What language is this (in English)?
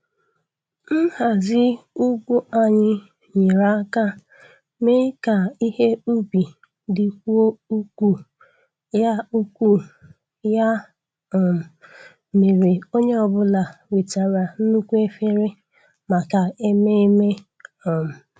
Igbo